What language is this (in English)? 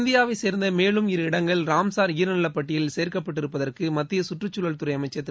Tamil